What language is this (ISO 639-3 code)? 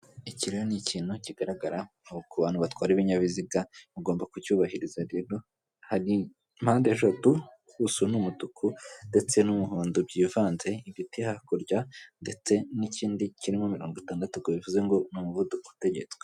kin